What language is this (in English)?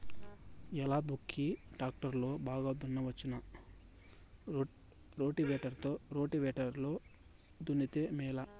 Telugu